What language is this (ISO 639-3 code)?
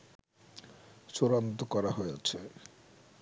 ben